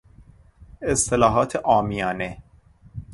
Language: Persian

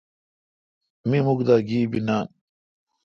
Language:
Kalkoti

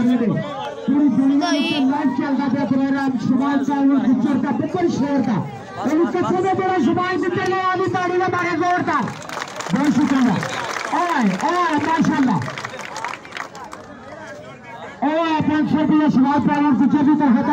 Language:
Turkish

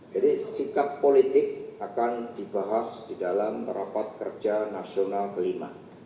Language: Indonesian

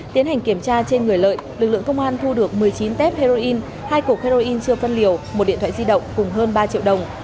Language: Vietnamese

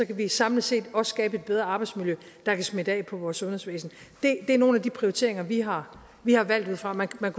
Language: Danish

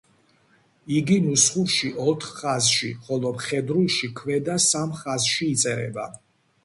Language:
Georgian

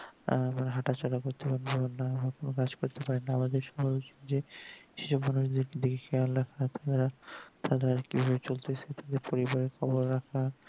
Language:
Bangla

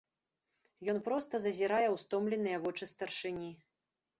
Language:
Belarusian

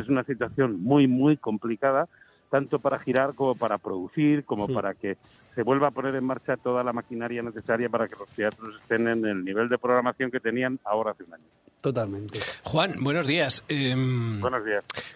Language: Spanish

